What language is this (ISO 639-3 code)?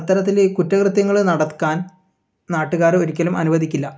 mal